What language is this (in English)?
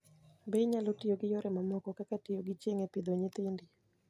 Luo (Kenya and Tanzania)